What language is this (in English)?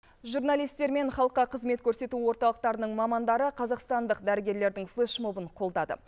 Kazakh